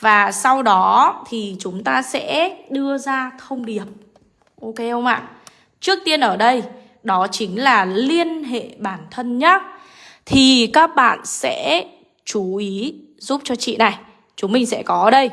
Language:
Vietnamese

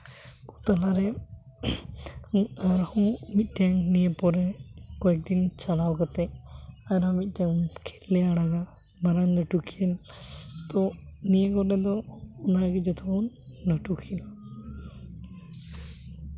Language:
Santali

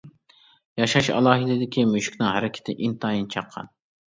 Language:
Uyghur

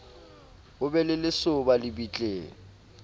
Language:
Southern Sotho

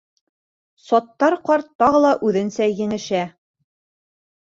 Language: Bashkir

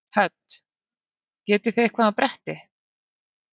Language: Icelandic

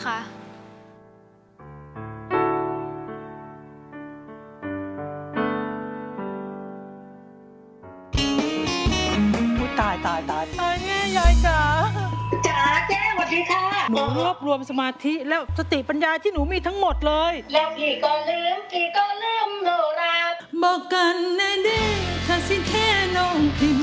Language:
Thai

